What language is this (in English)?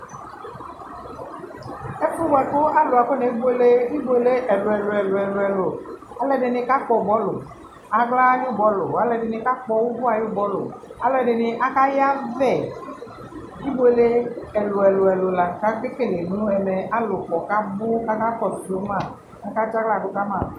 Ikposo